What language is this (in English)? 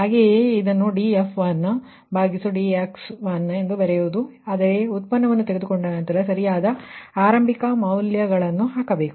Kannada